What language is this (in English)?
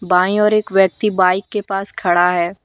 Hindi